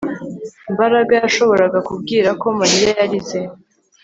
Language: Kinyarwanda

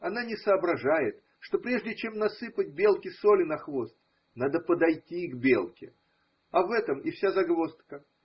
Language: Russian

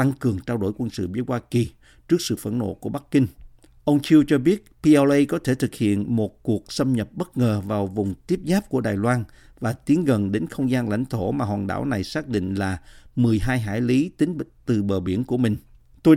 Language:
Vietnamese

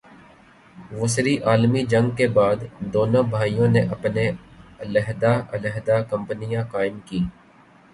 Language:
Urdu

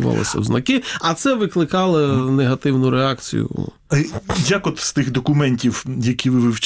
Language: Ukrainian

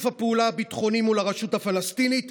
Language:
Hebrew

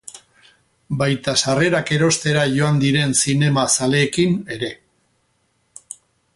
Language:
Basque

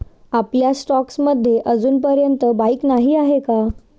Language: Marathi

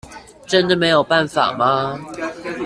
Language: Chinese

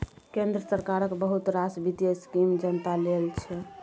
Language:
Maithili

